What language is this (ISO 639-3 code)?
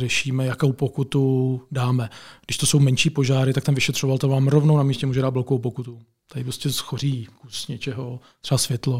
ces